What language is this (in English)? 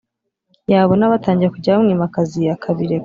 Kinyarwanda